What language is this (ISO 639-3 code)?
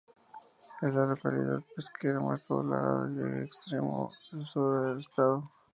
spa